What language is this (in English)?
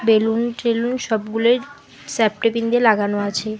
Bangla